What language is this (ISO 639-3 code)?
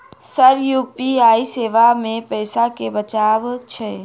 mai